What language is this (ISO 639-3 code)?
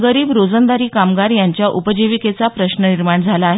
mar